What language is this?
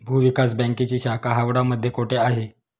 Marathi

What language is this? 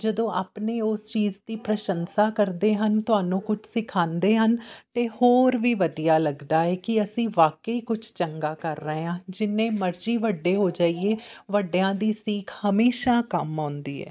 Punjabi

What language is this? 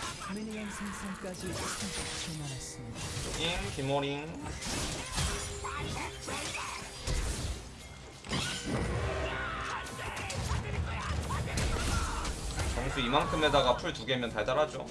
Korean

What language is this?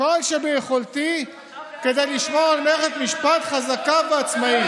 Hebrew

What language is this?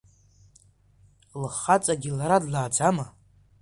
Abkhazian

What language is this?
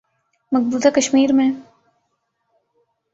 Urdu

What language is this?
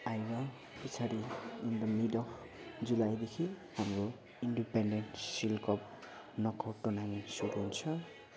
Nepali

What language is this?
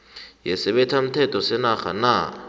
South Ndebele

